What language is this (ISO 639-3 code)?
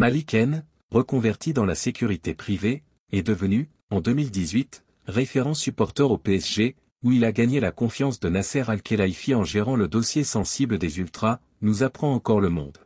fra